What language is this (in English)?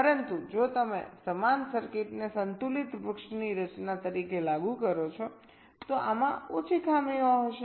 Gujarati